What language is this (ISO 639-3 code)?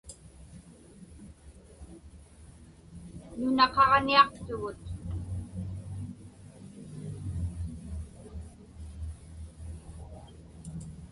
ipk